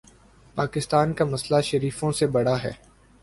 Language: Urdu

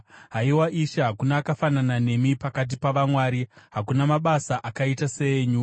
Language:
Shona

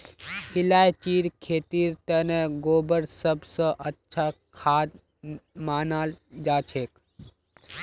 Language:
Magahi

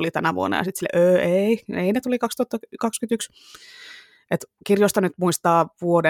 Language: Finnish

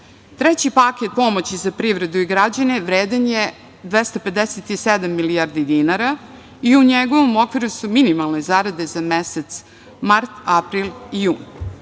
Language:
Serbian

